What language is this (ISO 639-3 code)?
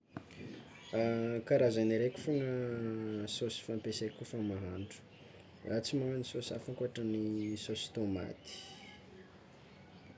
xmw